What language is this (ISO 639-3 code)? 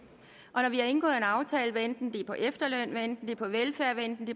dan